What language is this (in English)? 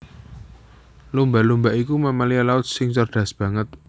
Javanese